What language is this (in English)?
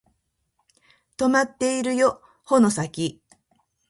Japanese